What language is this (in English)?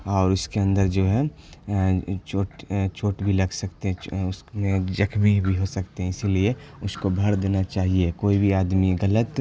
Urdu